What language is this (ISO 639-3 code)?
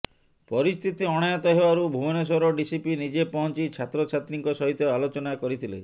ori